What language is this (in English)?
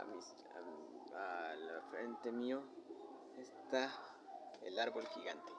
Spanish